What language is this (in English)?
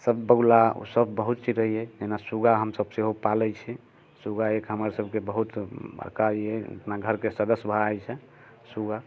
Maithili